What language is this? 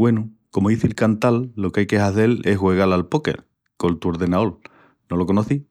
Extremaduran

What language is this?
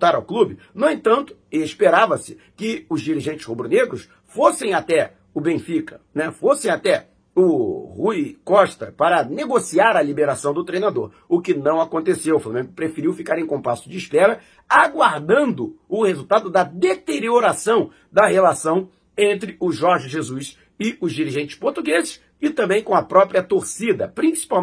Portuguese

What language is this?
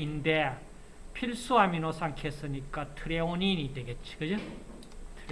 Korean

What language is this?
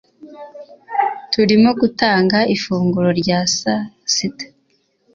Kinyarwanda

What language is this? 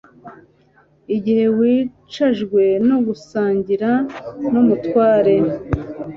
Kinyarwanda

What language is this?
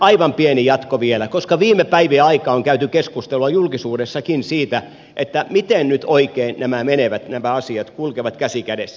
Finnish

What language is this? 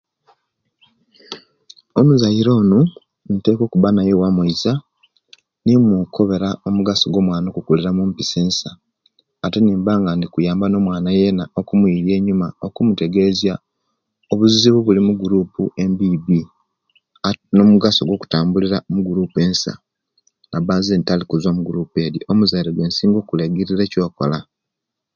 Kenyi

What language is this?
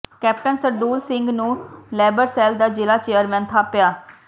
Punjabi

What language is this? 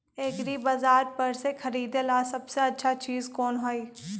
Magahi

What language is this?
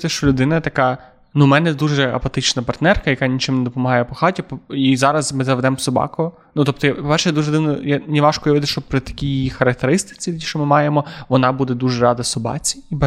Ukrainian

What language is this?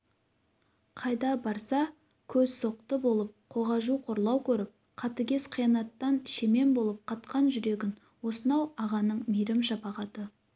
Kazakh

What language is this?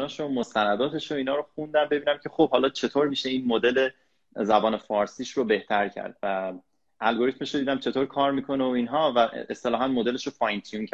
Persian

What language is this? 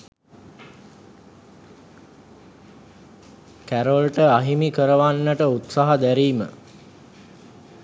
Sinhala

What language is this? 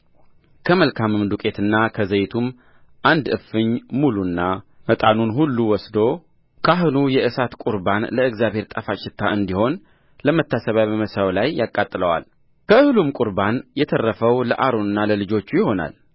Amharic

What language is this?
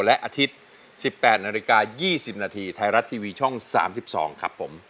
Thai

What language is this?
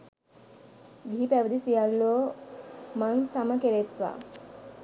Sinhala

